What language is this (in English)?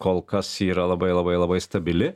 Lithuanian